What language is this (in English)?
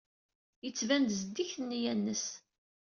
Kabyle